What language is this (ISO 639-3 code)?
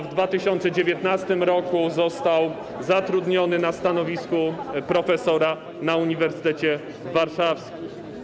pol